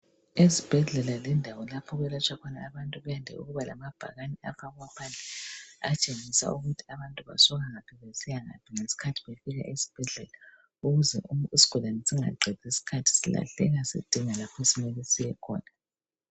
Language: North Ndebele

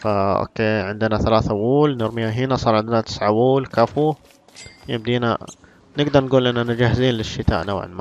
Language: Arabic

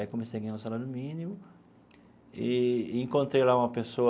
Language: Portuguese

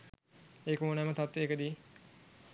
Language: Sinhala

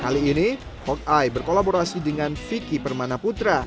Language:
Indonesian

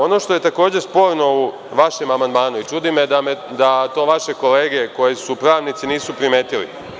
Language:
Serbian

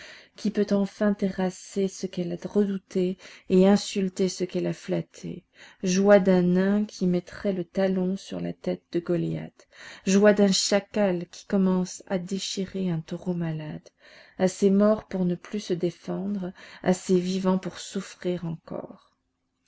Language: French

